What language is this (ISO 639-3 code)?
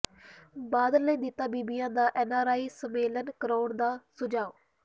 pan